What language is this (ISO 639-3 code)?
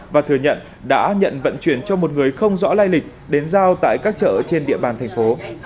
vie